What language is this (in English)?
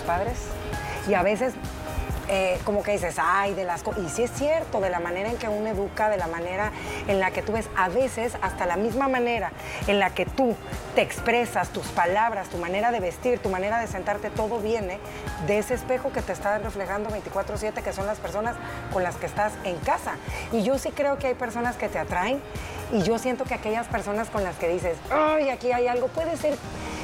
Spanish